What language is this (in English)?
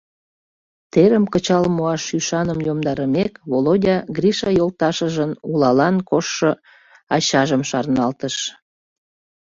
Mari